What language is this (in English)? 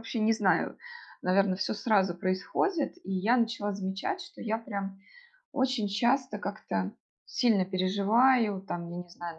Russian